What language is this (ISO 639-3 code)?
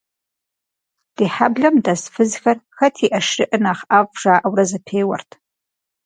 kbd